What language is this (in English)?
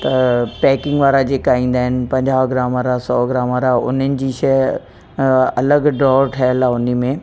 Sindhi